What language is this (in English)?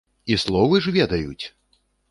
Belarusian